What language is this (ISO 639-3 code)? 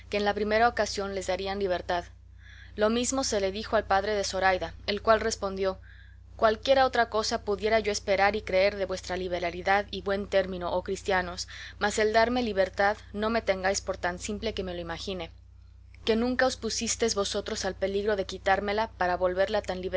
spa